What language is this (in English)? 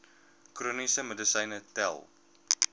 Afrikaans